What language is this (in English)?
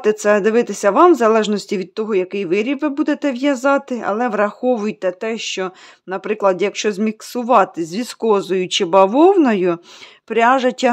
Ukrainian